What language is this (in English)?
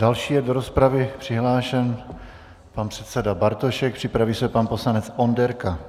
Czech